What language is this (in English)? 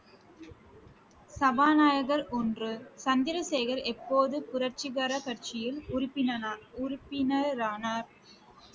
Tamil